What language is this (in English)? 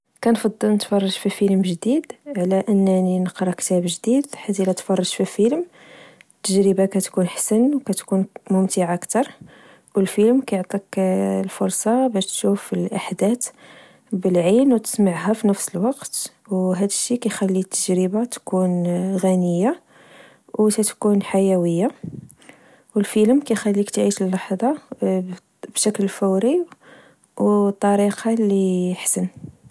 Moroccan Arabic